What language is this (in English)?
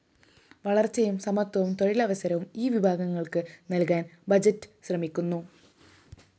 Malayalam